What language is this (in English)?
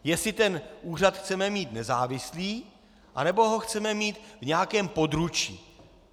Czech